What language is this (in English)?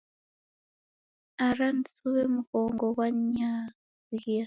Taita